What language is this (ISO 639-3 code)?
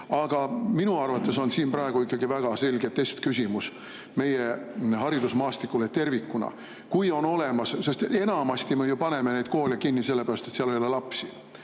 est